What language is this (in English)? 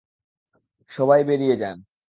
Bangla